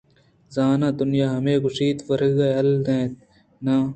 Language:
Eastern Balochi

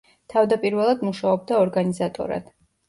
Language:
Georgian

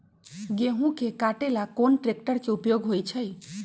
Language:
Magahi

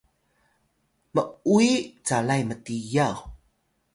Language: Atayal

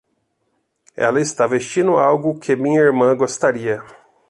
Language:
Portuguese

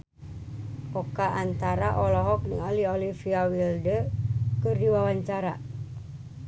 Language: Sundanese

